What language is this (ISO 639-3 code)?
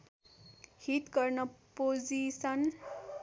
nep